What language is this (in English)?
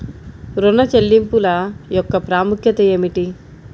Telugu